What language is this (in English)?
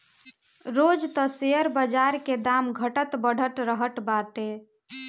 Bhojpuri